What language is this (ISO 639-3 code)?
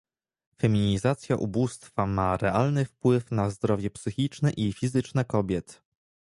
pol